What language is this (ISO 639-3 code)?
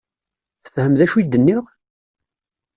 kab